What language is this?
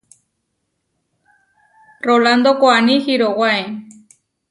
Huarijio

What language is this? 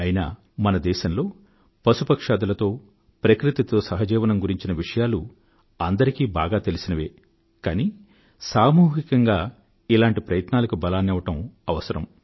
Telugu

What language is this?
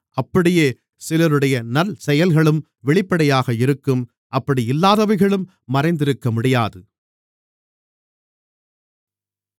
Tamil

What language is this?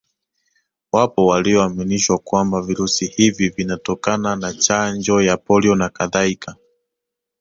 Swahili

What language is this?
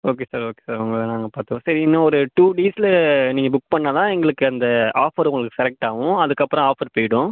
Tamil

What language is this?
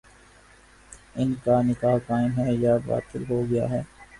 Urdu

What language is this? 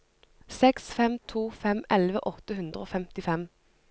Norwegian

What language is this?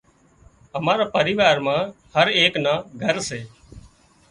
Wadiyara Koli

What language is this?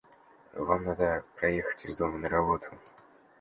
Russian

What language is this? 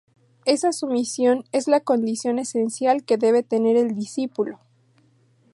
Spanish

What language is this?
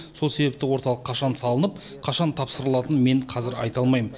Kazakh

